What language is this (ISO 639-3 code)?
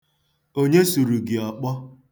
ibo